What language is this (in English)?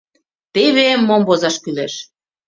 Mari